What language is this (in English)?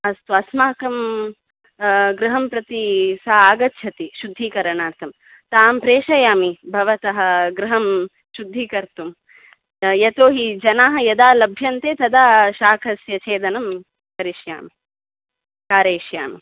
Sanskrit